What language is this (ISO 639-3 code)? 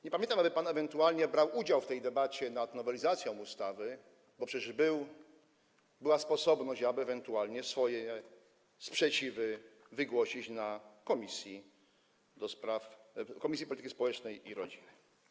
pol